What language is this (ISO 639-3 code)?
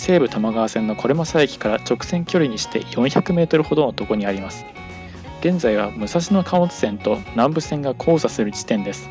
jpn